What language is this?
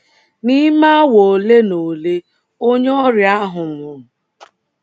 Igbo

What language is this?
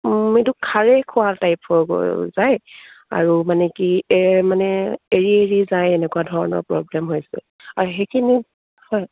Assamese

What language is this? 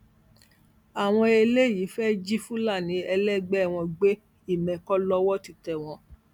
Yoruba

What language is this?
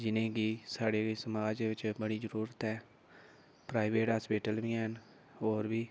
Dogri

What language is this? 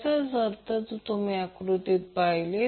Marathi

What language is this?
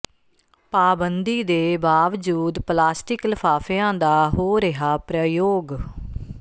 Punjabi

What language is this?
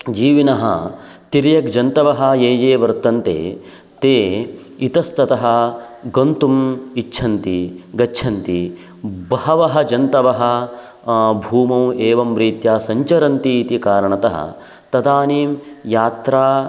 Sanskrit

